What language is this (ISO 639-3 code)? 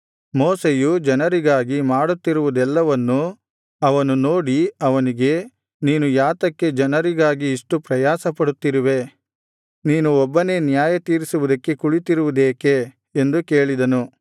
kan